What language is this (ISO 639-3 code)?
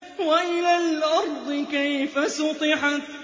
ara